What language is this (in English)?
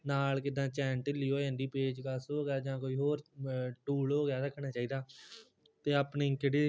Punjabi